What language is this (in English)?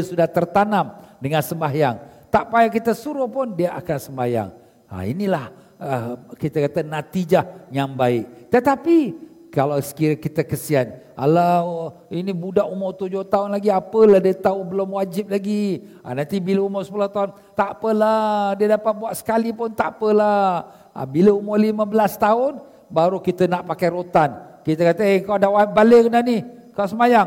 Malay